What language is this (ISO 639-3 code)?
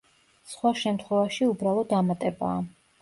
kat